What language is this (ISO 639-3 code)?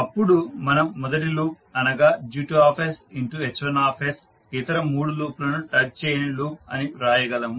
tel